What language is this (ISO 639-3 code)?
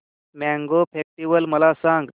mar